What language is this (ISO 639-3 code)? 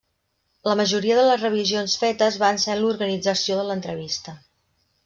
cat